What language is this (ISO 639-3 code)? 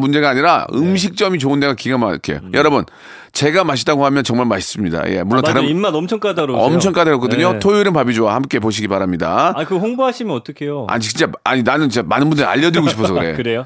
kor